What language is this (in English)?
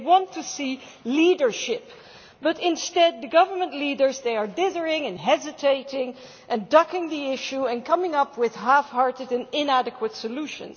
English